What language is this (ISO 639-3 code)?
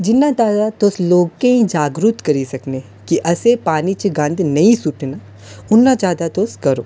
doi